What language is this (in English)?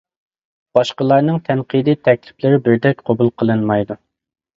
Uyghur